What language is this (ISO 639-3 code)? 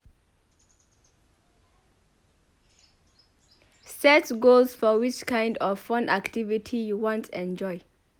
pcm